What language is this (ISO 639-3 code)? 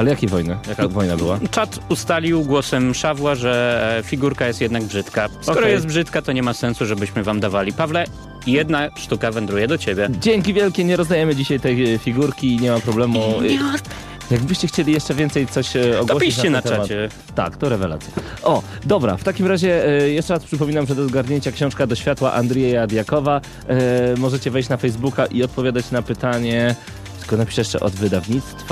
pol